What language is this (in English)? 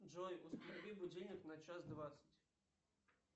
Russian